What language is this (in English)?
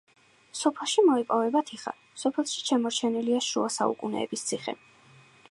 Georgian